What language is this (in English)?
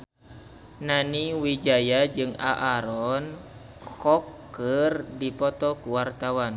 Sundanese